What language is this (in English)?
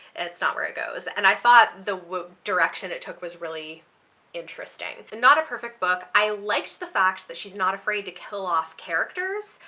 English